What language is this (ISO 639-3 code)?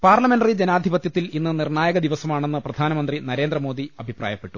mal